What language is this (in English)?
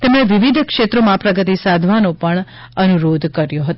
Gujarati